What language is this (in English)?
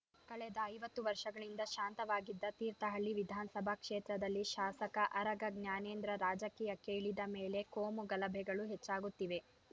Kannada